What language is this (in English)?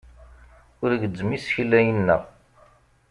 Kabyle